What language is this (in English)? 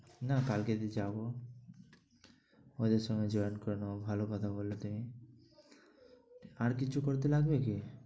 Bangla